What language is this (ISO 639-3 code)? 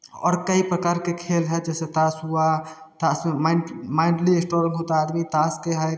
hin